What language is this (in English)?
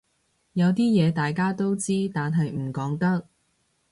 Cantonese